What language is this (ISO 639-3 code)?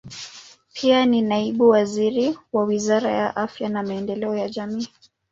swa